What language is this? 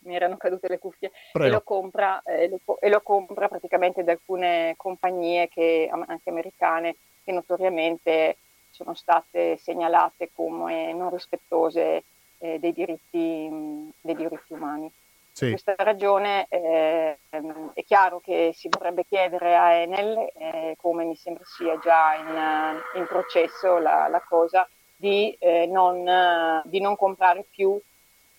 Italian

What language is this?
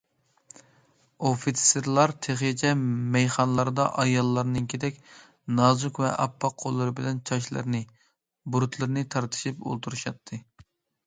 Uyghur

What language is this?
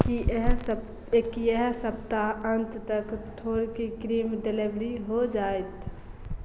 Maithili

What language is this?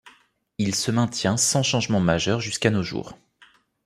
French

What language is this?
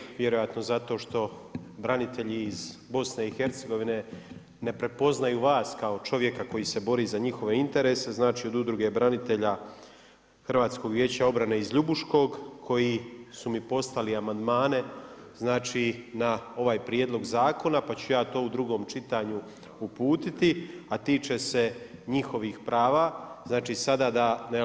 Croatian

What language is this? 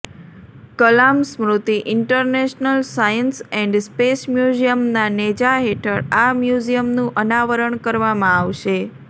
Gujarati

